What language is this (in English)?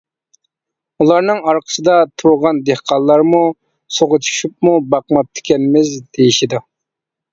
Uyghur